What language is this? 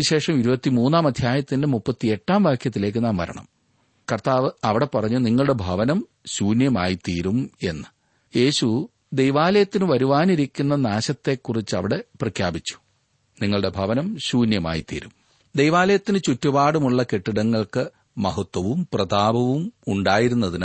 Malayalam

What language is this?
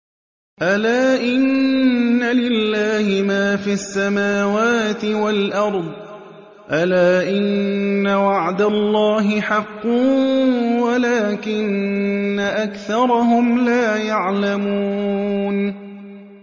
Arabic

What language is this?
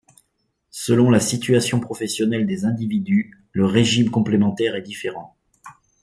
French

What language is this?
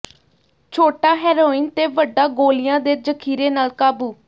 Punjabi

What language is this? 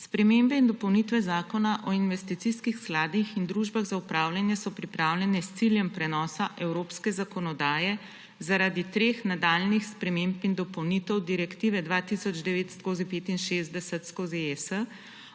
Slovenian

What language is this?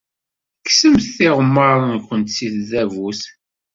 Kabyle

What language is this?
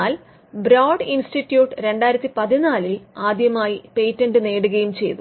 Malayalam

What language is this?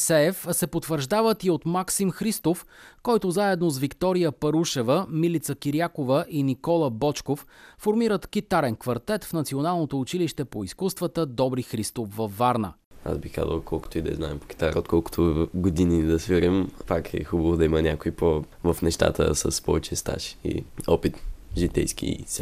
Bulgarian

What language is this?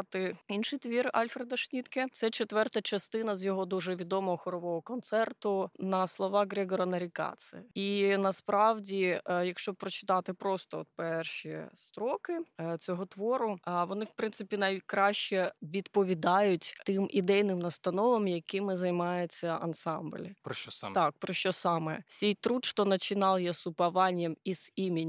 Ukrainian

